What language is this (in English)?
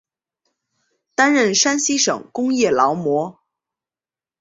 Chinese